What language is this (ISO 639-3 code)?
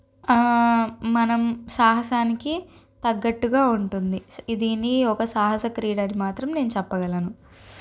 tel